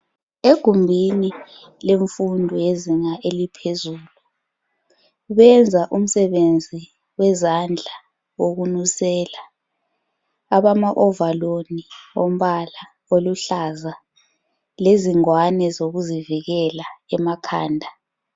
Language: North Ndebele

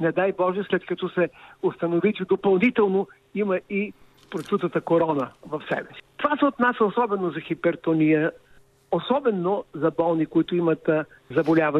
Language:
Bulgarian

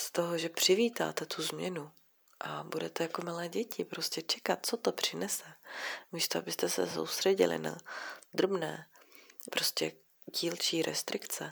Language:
Czech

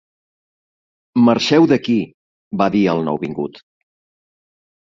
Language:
Catalan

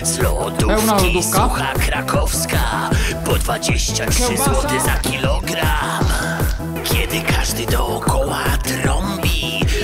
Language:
Polish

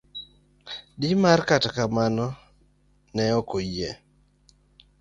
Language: Luo (Kenya and Tanzania)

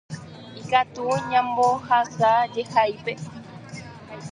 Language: Guarani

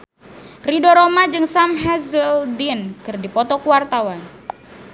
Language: Sundanese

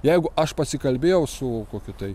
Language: Lithuanian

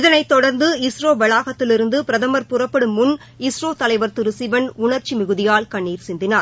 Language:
Tamil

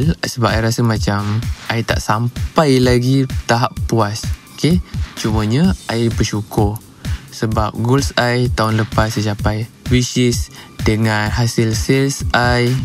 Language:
Malay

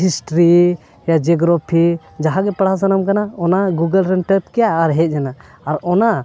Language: Santali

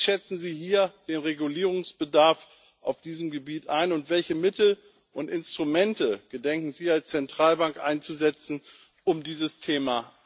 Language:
German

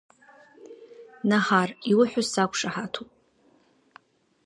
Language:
Abkhazian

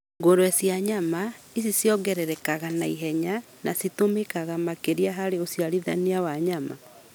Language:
Kikuyu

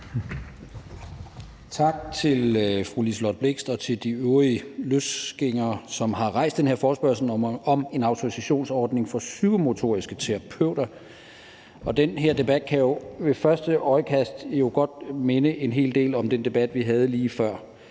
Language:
Danish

